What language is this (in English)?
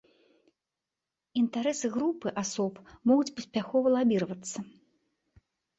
Belarusian